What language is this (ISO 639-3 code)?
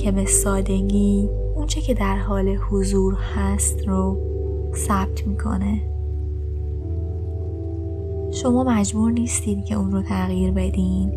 fas